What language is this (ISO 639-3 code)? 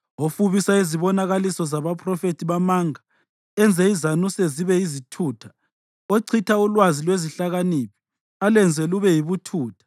nde